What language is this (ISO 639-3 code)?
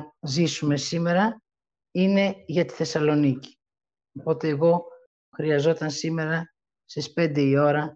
ell